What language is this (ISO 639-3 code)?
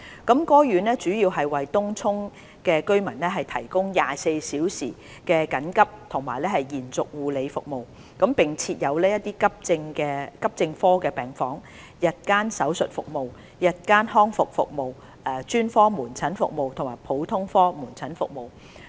yue